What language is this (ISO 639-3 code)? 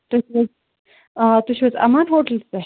kas